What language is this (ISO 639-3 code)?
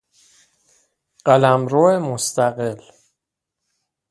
fas